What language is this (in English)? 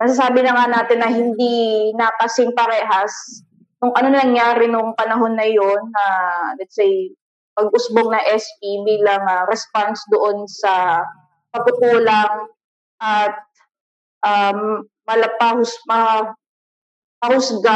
Filipino